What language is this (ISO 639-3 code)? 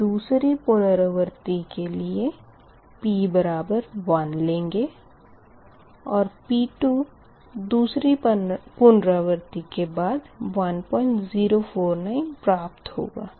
hin